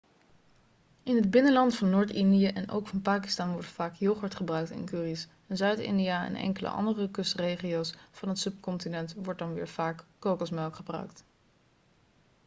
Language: Dutch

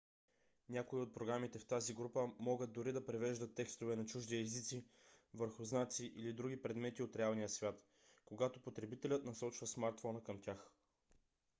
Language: Bulgarian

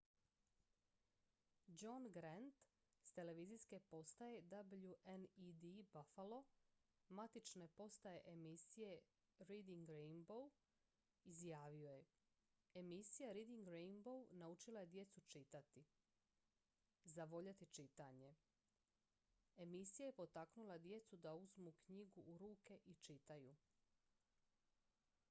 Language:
Croatian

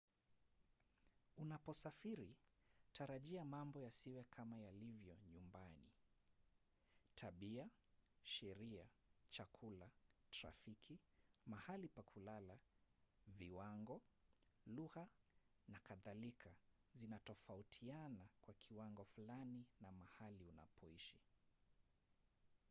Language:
Swahili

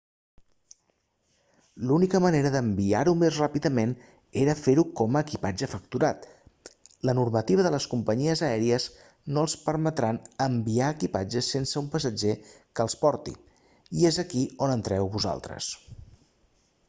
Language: Catalan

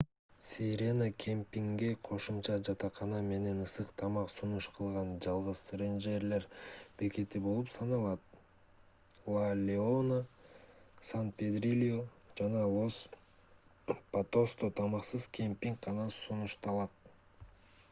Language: Kyrgyz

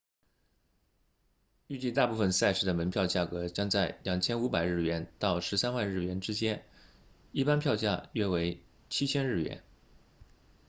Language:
Chinese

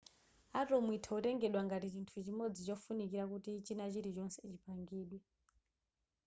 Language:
Nyanja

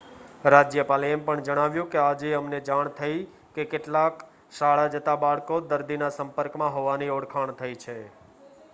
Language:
Gujarati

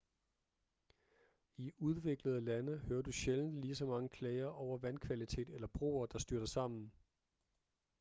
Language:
Danish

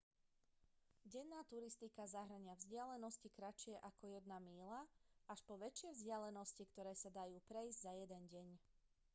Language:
Slovak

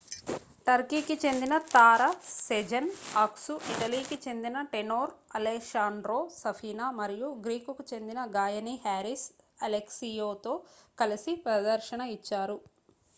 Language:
Telugu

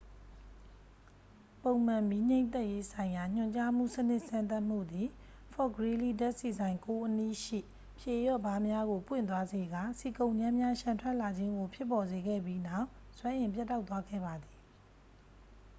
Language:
Burmese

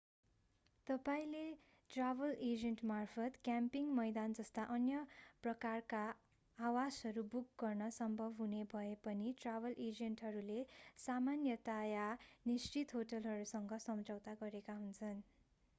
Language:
Nepali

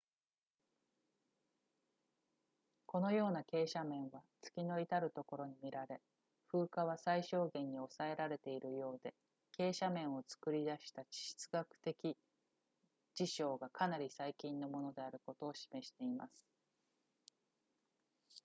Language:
Japanese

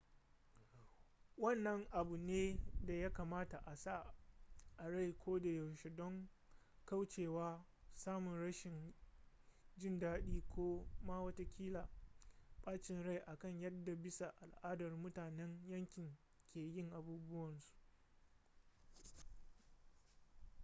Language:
Hausa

